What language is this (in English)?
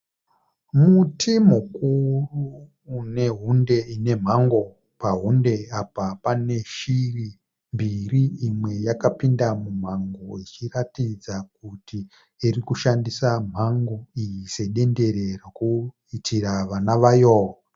Shona